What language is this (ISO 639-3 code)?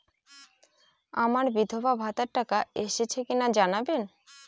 ben